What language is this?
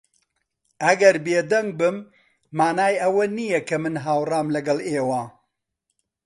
Central Kurdish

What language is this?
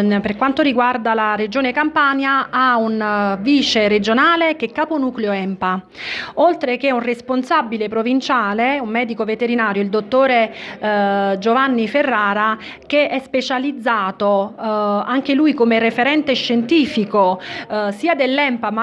Italian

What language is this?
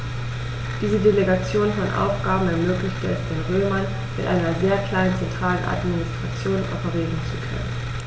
German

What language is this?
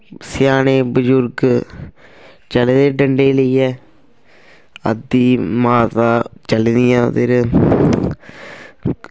Dogri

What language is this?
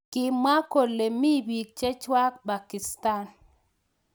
Kalenjin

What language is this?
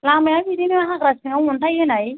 Bodo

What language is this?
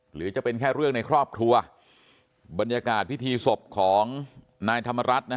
Thai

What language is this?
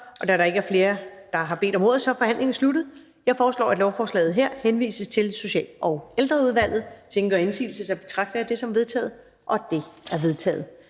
Danish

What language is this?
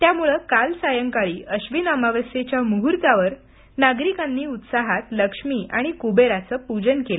Marathi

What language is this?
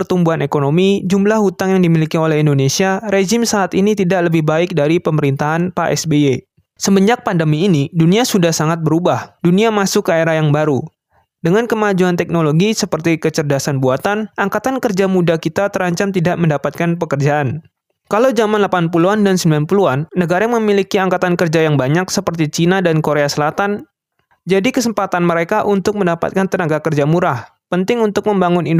Indonesian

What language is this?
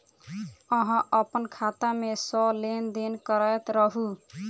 Maithili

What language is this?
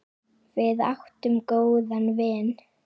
Icelandic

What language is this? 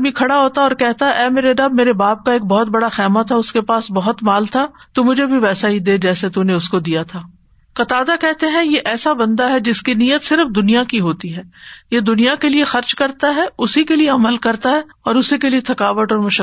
Urdu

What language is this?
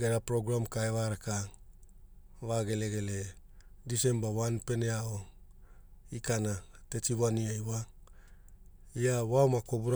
Hula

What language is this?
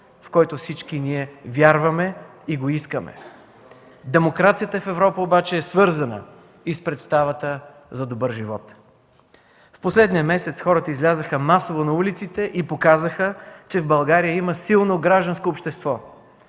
Bulgarian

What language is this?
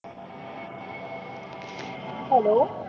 Marathi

